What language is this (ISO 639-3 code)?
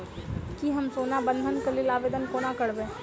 mai